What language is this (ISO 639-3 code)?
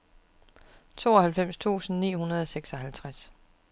dan